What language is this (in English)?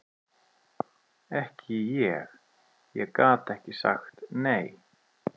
Icelandic